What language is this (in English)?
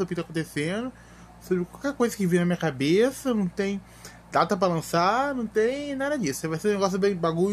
Portuguese